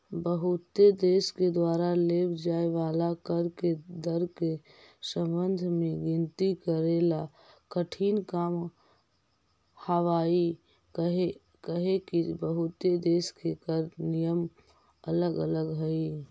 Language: Magahi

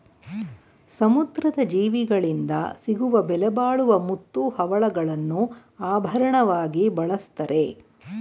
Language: Kannada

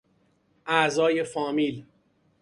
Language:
Persian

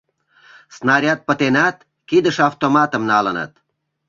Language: Mari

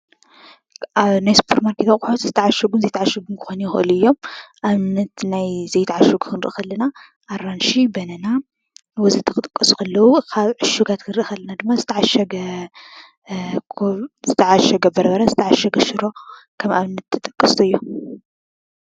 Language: Tigrinya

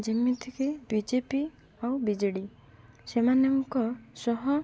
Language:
Odia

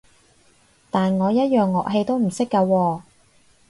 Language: Cantonese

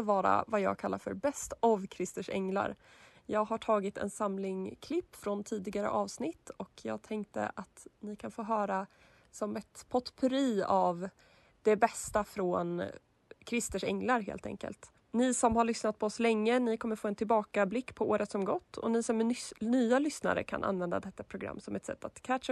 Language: Swedish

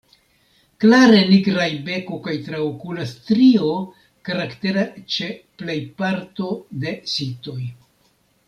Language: Esperanto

